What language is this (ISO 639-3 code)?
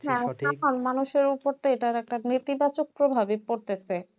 ben